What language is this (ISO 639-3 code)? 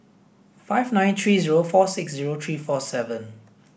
eng